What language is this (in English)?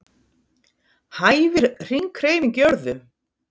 Icelandic